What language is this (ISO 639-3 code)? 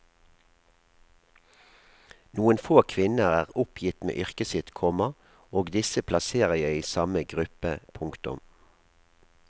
nor